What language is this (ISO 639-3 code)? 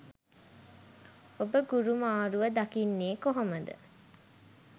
sin